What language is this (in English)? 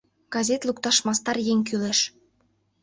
Mari